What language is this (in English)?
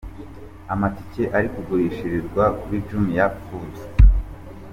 Kinyarwanda